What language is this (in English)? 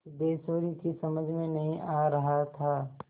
Hindi